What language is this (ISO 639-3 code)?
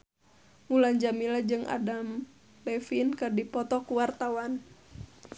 sun